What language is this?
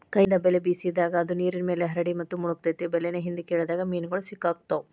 Kannada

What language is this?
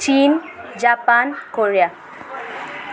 Nepali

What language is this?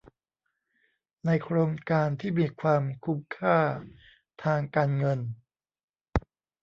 Thai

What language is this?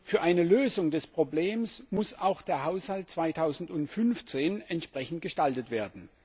German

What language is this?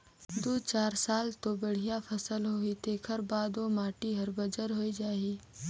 Chhattisgarhi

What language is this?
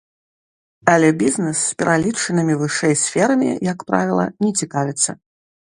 Belarusian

